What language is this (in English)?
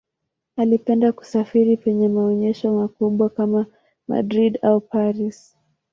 Swahili